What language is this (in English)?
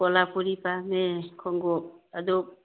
Manipuri